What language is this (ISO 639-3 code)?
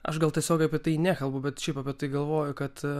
lit